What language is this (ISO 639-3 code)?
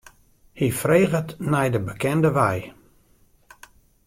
fry